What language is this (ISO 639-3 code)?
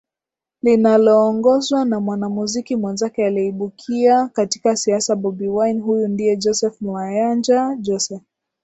swa